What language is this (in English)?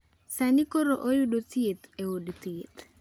Luo (Kenya and Tanzania)